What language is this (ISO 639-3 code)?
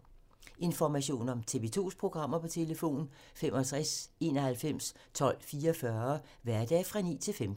dan